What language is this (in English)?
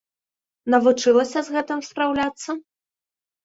Belarusian